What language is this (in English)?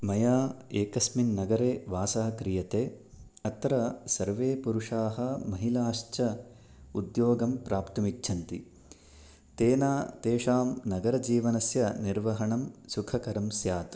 Sanskrit